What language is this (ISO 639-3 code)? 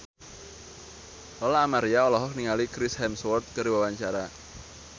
sun